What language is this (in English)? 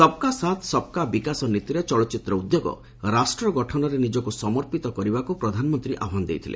Odia